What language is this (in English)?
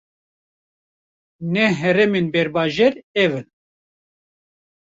Kurdish